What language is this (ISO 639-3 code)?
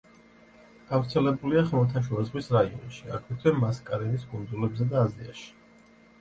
kat